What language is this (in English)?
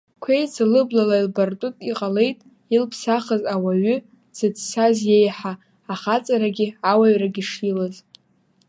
Abkhazian